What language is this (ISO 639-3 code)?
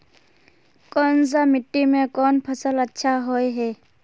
mag